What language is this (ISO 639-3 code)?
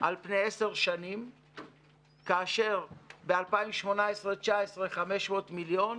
heb